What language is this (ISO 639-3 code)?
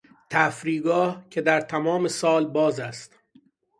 fas